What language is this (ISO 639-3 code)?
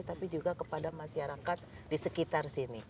ind